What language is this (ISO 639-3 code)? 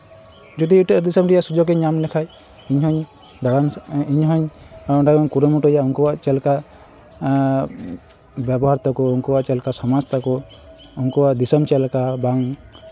sat